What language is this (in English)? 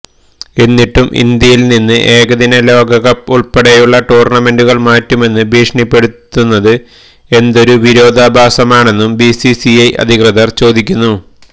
Malayalam